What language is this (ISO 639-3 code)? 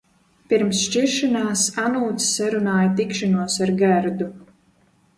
lav